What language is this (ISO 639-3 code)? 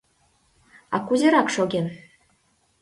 chm